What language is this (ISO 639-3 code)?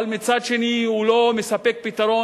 heb